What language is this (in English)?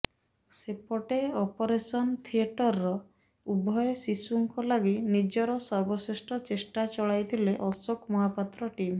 Odia